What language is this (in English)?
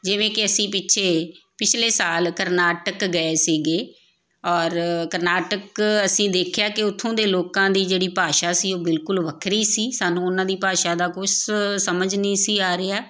Punjabi